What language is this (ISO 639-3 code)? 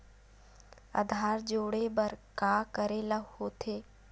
hne